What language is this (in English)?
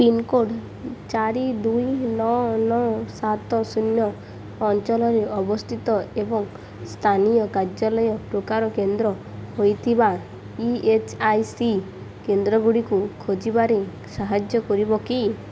Odia